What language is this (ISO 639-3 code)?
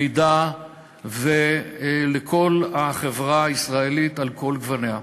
heb